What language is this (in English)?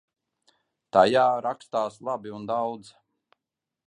Latvian